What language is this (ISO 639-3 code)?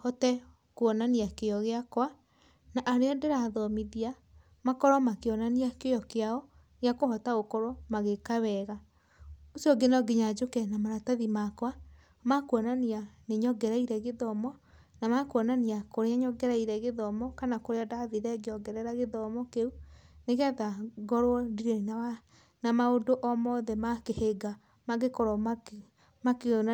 kik